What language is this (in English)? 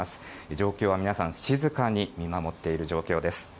Japanese